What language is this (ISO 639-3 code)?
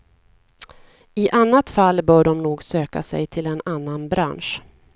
swe